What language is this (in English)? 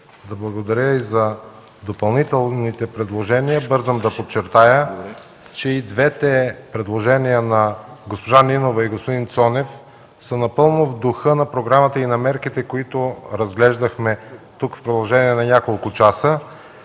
Bulgarian